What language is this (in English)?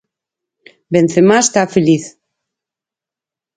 Galician